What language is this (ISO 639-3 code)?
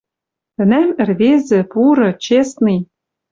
mrj